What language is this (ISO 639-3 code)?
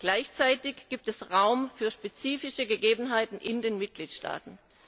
deu